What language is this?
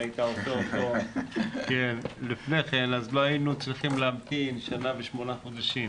Hebrew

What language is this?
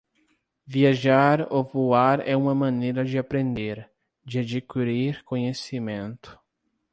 Portuguese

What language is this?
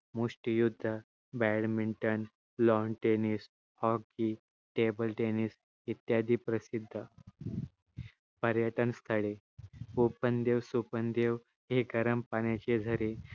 Marathi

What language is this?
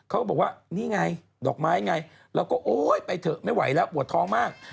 Thai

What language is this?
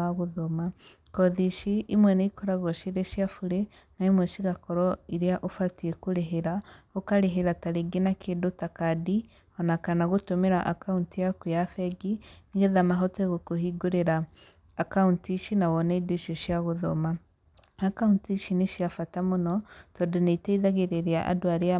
Kikuyu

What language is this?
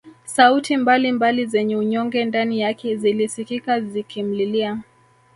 Swahili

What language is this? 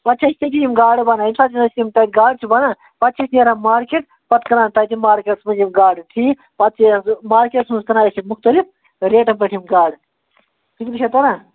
Kashmiri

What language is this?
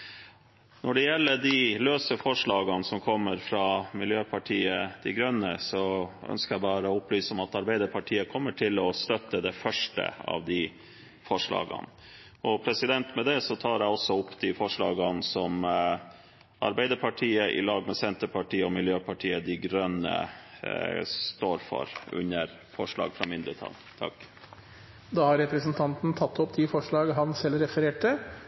Norwegian Bokmål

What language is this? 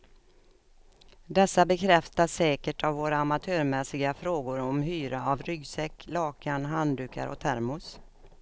Swedish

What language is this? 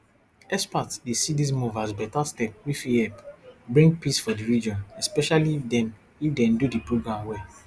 Nigerian Pidgin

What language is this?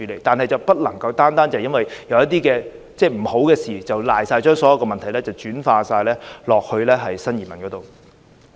Cantonese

